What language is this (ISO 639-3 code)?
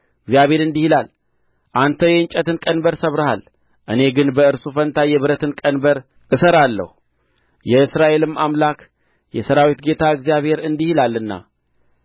amh